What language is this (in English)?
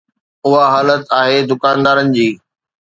Sindhi